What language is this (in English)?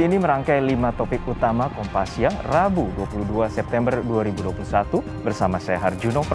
Indonesian